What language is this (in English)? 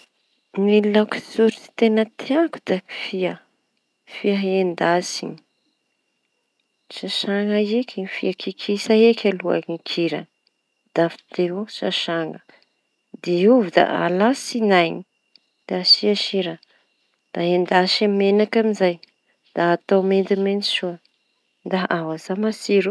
Tanosy Malagasy